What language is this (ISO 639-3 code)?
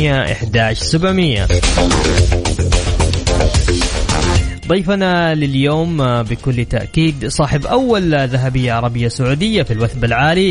ara